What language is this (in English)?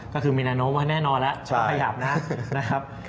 Thai